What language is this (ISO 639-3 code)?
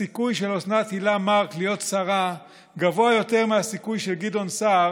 heb